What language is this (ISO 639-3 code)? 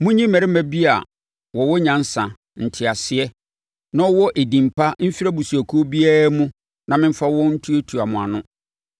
aka